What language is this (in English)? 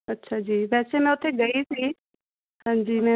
Punjabi